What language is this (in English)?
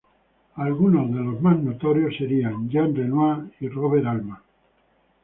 Spanish